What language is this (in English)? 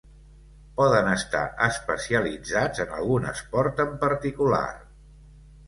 Catalan